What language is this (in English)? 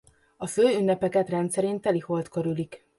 Hungarian